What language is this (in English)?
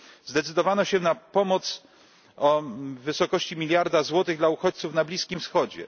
Polish